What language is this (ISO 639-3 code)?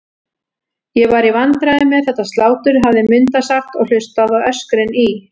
isl